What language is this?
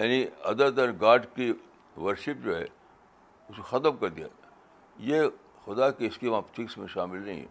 Urdu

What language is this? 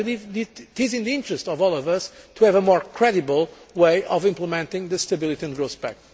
English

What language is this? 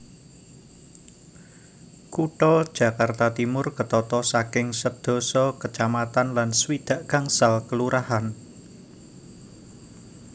Javanese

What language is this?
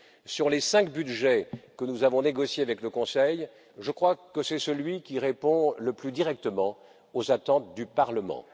French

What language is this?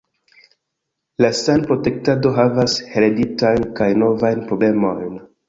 Esperanto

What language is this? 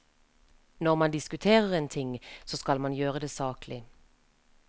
Norwegian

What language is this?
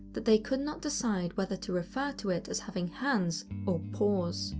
English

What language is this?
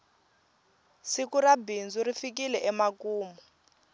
Tsonga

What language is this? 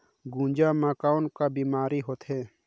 Chhattisgarhi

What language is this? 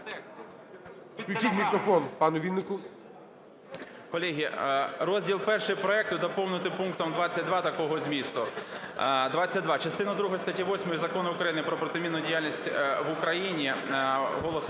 Ukrainian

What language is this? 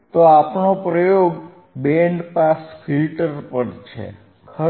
Gujarati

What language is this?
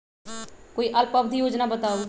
Magahi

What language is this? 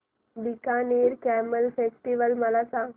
Marathi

